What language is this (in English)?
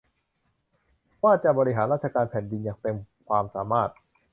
Thai